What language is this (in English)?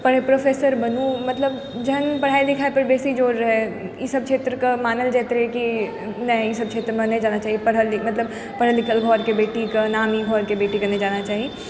Maithili